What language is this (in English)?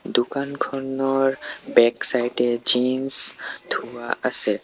Assamese